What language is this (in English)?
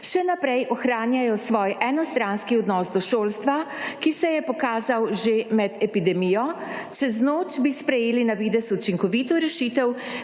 Slovenian